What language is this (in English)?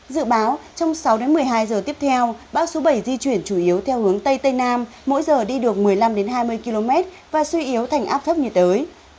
Vietnamese